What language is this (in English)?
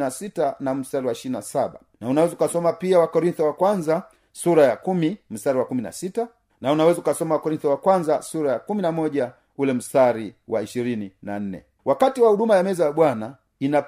Swahili